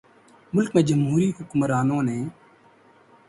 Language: Urdu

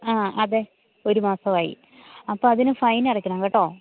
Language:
Malayalam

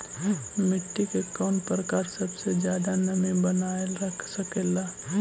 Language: Magahi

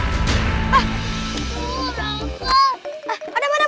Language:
Indonesian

